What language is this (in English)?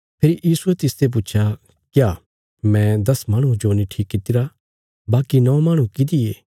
Bilaspuri